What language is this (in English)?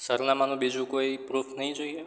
Gujarati